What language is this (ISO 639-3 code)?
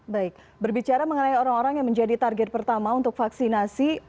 ind